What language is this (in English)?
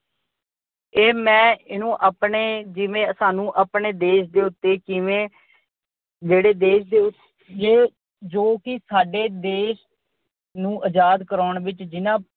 Punjabi